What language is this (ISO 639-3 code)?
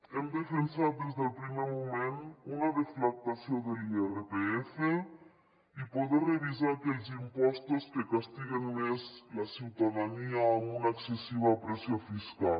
cat